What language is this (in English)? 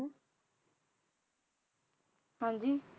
Punjabi